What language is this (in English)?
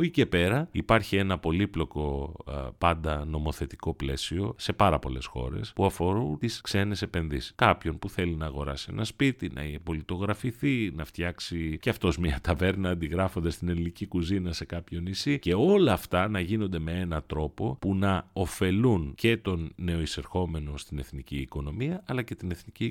Greek